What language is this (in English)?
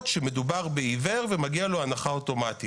Hebrew